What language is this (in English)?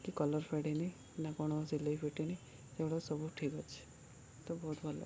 Odia